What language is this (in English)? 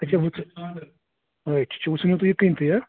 Kashmiri